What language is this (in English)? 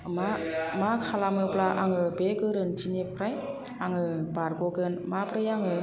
Bodo